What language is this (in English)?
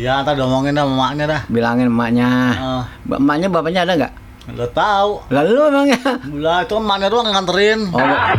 Indonesian